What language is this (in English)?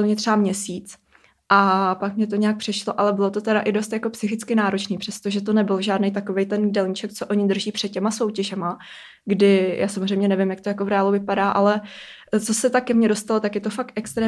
Czech